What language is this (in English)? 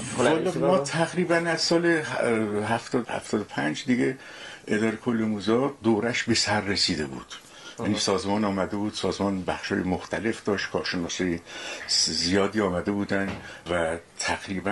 Persian